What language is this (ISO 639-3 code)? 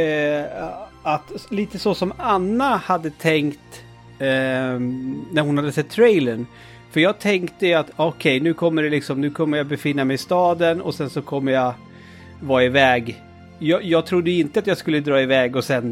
swe